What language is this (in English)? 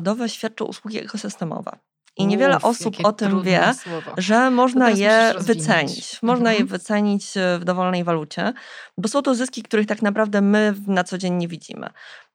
Polish